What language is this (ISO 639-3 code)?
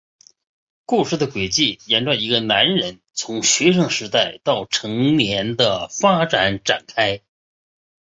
zho